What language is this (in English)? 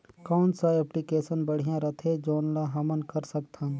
Chhattisgarhi